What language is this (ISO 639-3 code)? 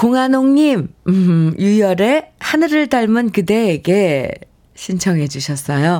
kor